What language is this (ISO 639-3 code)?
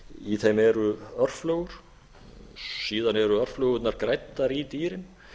isl